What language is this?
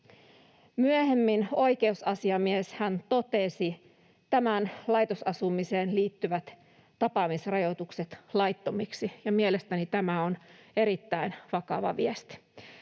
Finnish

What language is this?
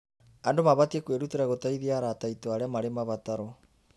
Kikuyu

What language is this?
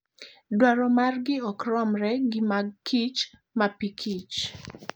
Luo (Kenya and Tanzania)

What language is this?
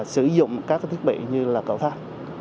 Vietnamese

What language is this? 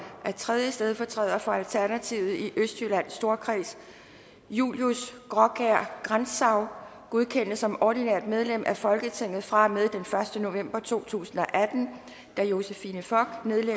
Danish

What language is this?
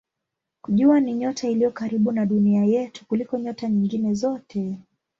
Swahili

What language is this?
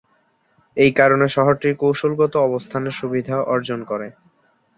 Bangla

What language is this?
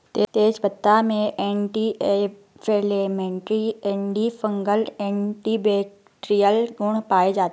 Hindi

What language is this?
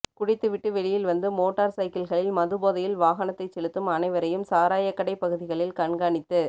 Tamil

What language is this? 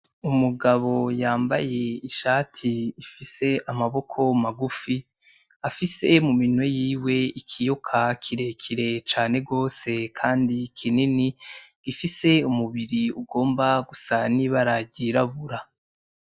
Rundi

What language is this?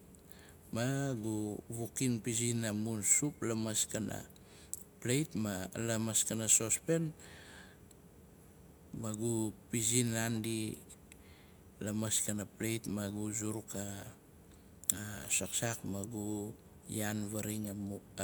Nalik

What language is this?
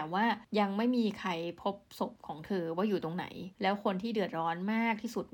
Thai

